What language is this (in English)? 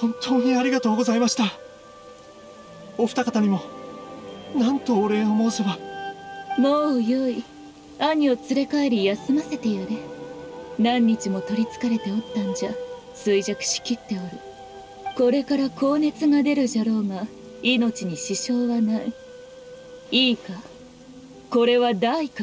Japanese